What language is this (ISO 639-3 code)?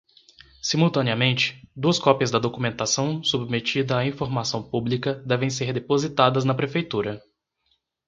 por